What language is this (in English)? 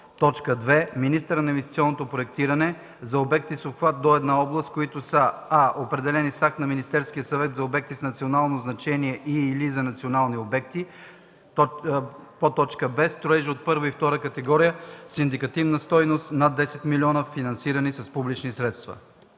Bulgarian